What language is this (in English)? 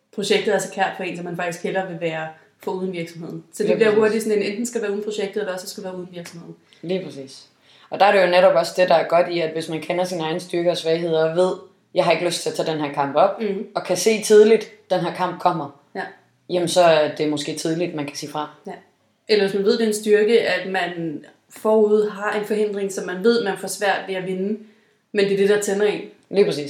Danish